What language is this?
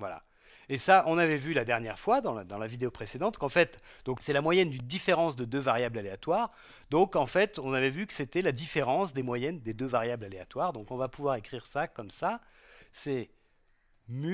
French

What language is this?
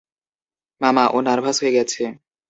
Bangla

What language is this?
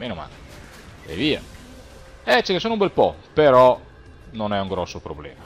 Italian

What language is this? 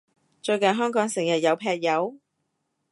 Cantonese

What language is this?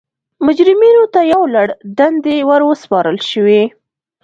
Pashto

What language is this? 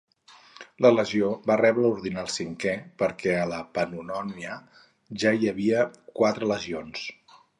Catalan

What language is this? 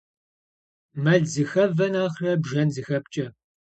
Kabardian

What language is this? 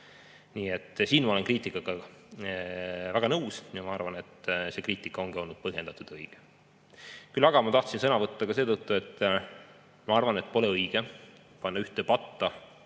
Estonian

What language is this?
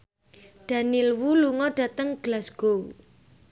Javanese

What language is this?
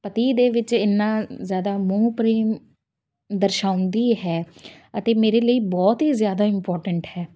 Punjabi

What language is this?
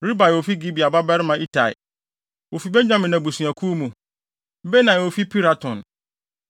Akan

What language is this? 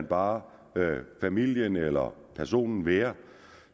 Danish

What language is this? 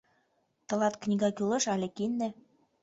Mari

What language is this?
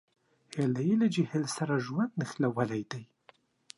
Pashto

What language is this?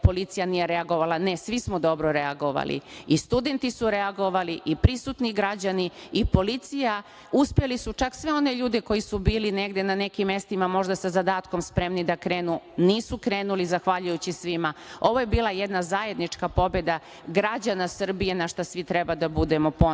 Serbian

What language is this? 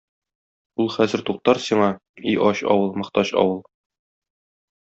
Tatar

